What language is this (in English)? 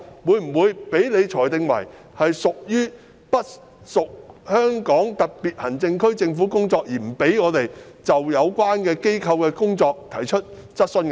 Cantonese